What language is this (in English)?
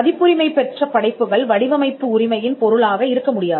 Tamil